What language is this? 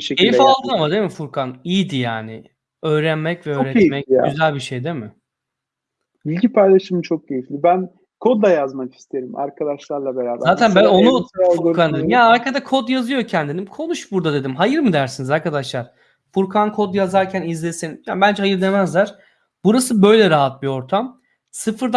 Turkish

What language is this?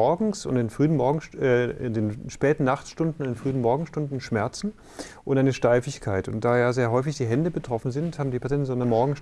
German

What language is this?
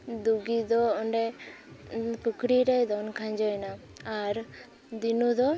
Santali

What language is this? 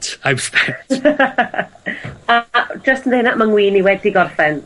Welsh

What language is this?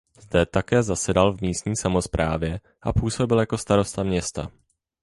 Czech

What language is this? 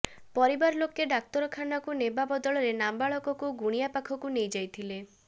Odia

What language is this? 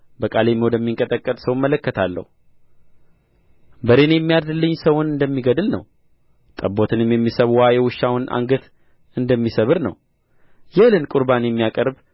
Amharic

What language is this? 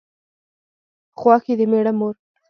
Pashto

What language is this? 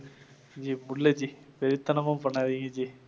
Tamil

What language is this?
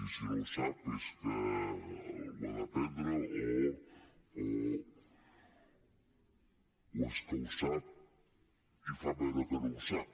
Catalan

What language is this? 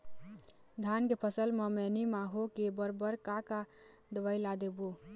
Chhattisgarhi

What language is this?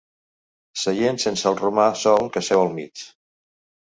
Catalan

